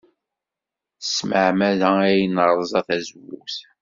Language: Kabyle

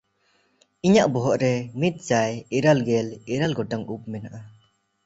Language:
Santali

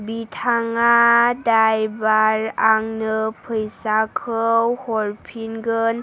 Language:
Bodo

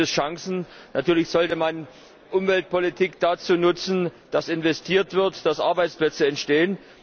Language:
German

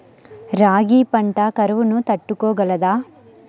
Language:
Telugu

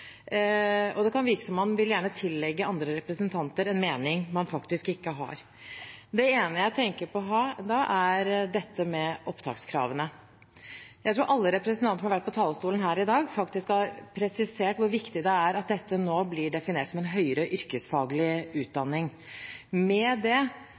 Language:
Norwegian Bokmål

